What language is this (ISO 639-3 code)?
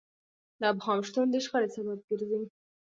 pus